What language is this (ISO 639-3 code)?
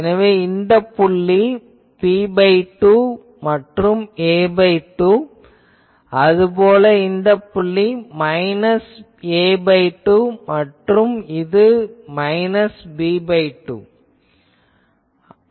tam